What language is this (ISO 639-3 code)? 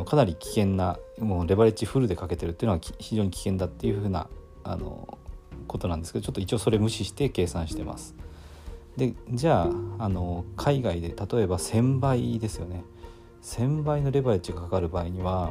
jpn